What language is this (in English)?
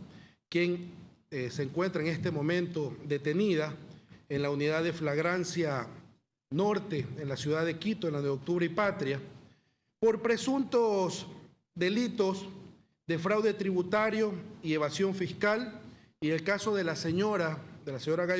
Spanish